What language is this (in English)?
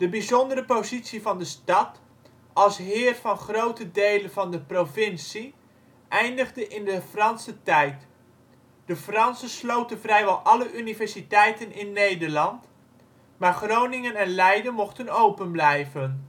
Dutch